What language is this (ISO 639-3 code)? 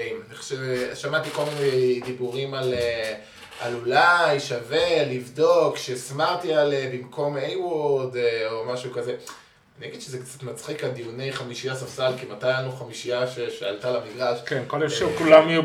heb